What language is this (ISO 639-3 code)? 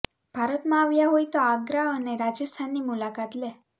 guj